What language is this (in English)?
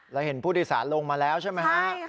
Thai